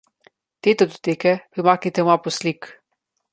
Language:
Slovenian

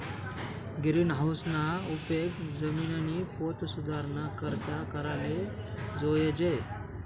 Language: Marathi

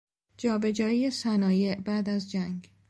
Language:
Persian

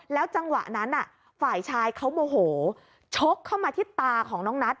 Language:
Thai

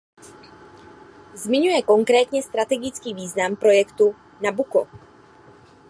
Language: Czech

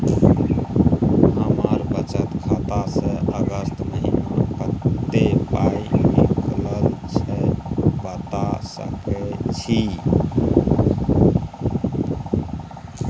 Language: Maithili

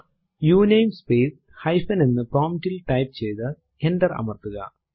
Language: Malayalam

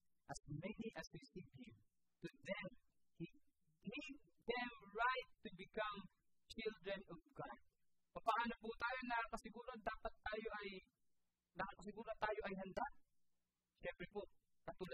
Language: Filipino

